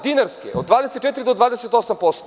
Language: Serbian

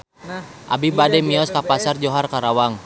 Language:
Sundanese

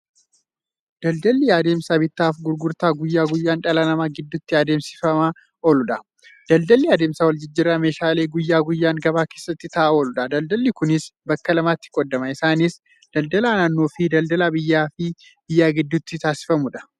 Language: Oromo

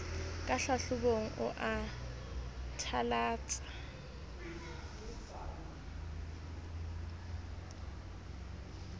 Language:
Southern Sotho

